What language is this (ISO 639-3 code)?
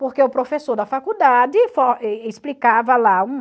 por